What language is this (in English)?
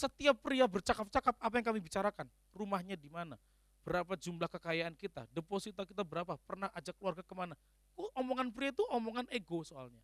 Indonesian